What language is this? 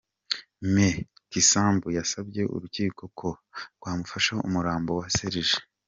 Kinyarwanda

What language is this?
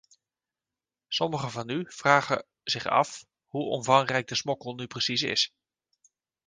Dutch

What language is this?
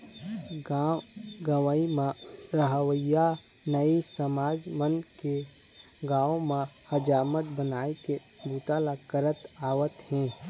Chhattisgarhi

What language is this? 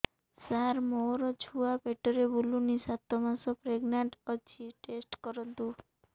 Odia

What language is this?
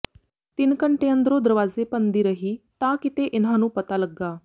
Punjabi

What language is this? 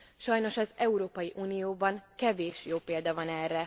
Hungarian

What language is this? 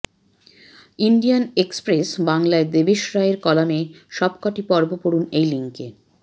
Bangla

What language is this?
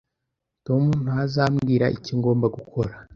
Kinyarwanda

